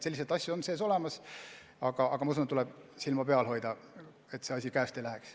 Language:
Estonian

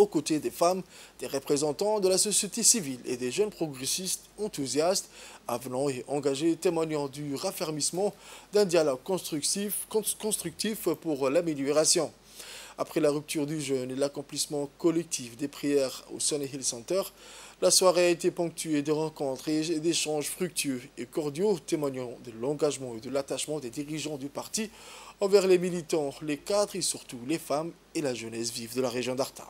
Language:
French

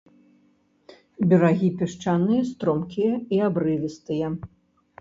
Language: Belarusian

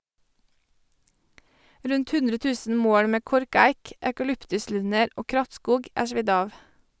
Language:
Norwegian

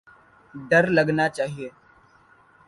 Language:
Urdu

